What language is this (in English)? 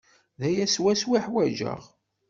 Kabyle